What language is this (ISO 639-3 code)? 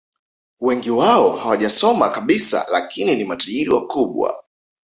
swa